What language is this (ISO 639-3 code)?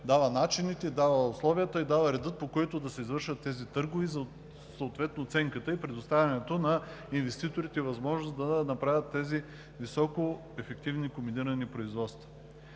bul